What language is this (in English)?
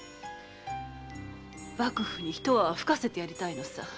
Japanese